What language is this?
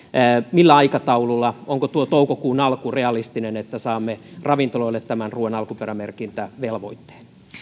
Finnish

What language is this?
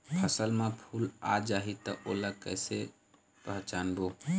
Chhattisgarhi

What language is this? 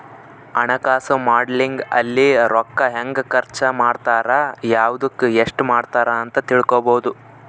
Kannada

